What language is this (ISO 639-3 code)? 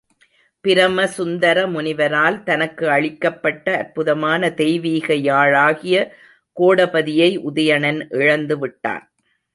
tam